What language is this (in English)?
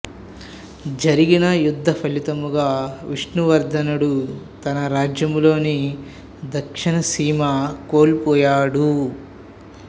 Telugu